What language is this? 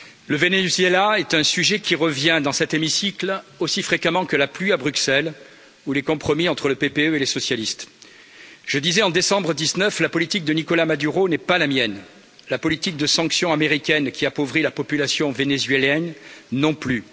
French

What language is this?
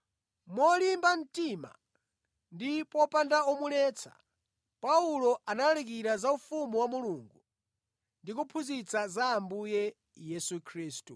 Nyanja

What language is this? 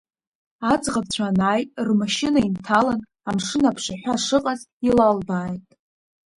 Abkhazian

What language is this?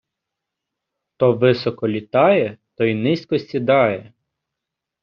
Ukrainian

